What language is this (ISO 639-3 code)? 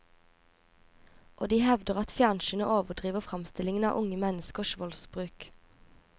nor